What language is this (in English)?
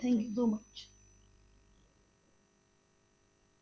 Punjabi